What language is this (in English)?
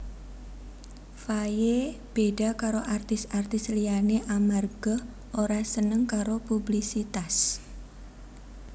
Javanese